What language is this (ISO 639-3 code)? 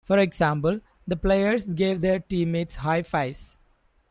eng